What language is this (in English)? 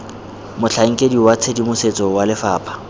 Tswana